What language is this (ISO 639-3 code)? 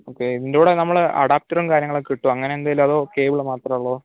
mal